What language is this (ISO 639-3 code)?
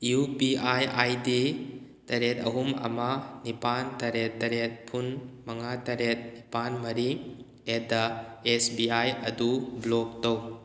mni